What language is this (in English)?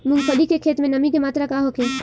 Bhojpuri